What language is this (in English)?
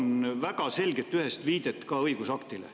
Estonian